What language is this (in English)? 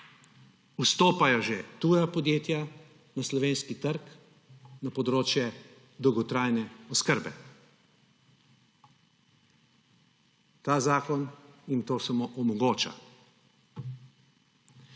Slovenian